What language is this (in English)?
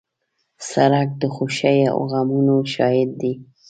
Pashto